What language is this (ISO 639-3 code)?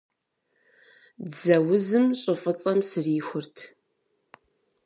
kbd